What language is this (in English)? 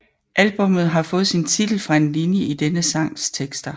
Danish